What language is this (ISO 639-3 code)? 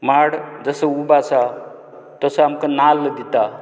kok